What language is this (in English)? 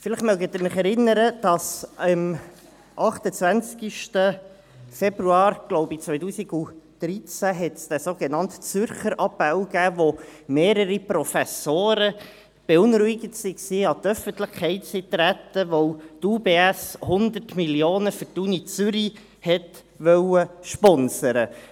Swiss German